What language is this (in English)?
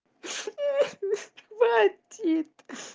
Russian